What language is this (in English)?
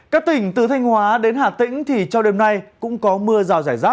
Vietnamese